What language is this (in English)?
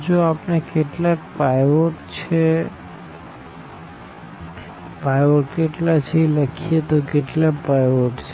Gujarati